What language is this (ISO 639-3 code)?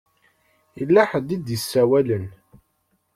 kab